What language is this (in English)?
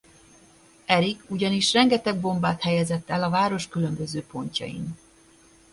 Hungarian